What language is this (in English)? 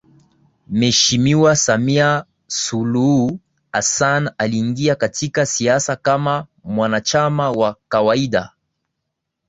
Swahili